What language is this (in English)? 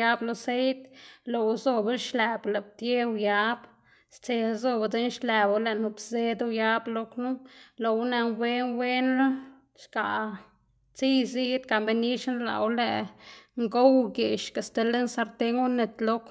Xanaguía Zapotec